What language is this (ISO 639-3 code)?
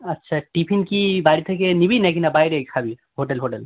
ben